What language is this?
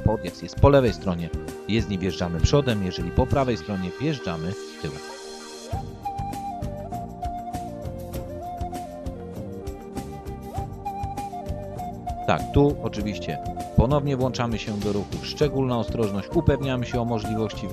Polish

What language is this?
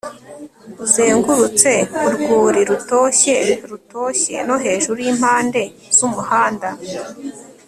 Kinyarwanda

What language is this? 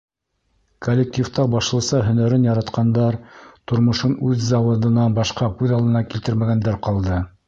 Bashkir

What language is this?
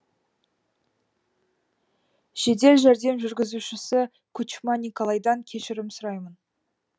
Kazakh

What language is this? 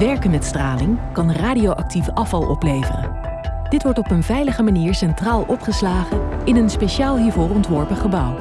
Dutch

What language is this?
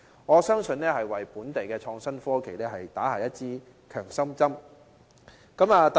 Cantonese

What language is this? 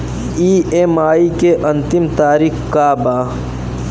Bhojpuri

